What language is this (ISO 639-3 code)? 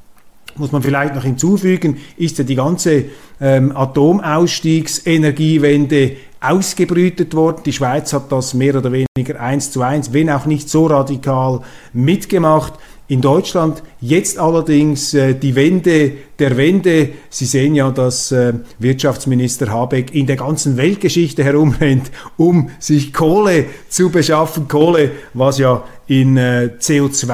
deu